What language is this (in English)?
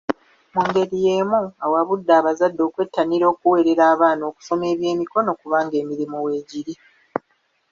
Ganda